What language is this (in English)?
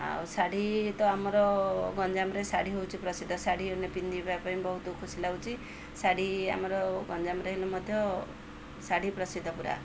Odia